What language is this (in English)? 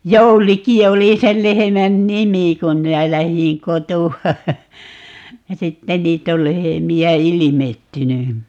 Finnish